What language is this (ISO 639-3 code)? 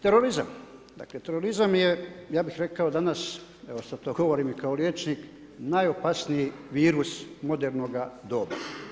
hrv